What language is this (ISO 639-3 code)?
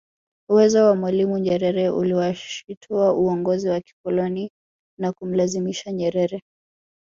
swa